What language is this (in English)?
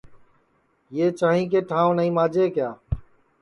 Sansi